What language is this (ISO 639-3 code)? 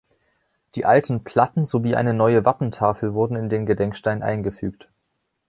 deu